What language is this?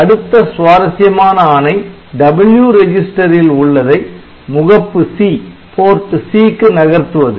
Tamil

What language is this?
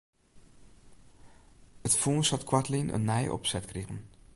Western Frisian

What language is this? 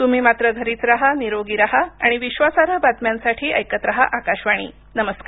Marathi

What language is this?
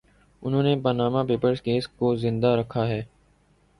Urdu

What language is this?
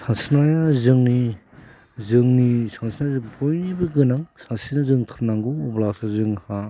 Bodo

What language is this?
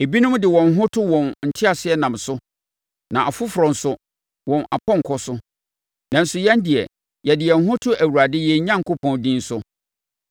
Akan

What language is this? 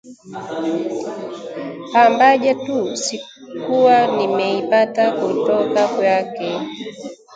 Swahili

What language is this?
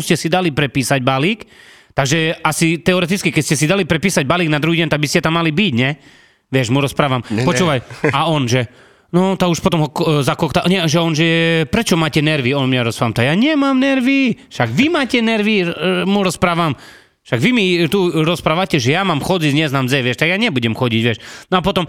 Slovak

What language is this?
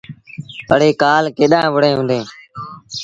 Sindhi Bhil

